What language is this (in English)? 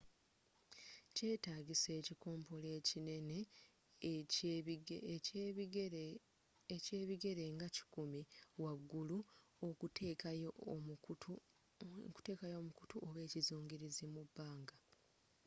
Ganda